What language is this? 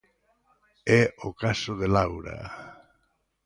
Galician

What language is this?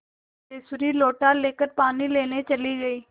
Hindi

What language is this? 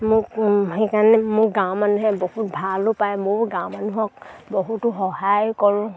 Assamese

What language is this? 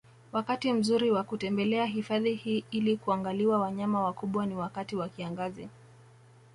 Swahili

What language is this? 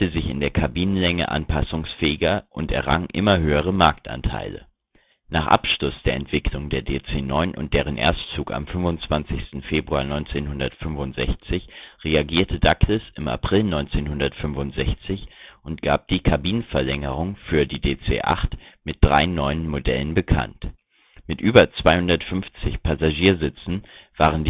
German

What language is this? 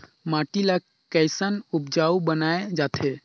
Chhattisgarhi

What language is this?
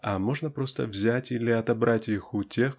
Russian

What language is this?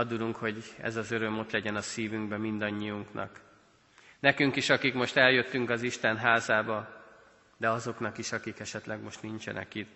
Hungarian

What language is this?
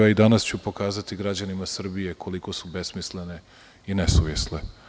Serbian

